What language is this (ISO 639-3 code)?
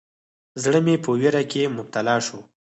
pus